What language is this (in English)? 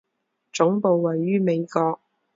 Chinese